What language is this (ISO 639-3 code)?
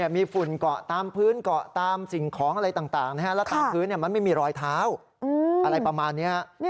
tha